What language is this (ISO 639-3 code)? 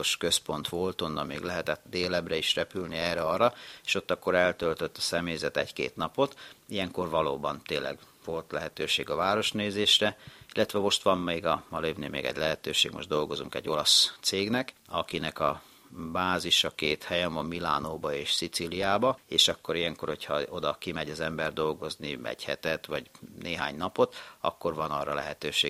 hun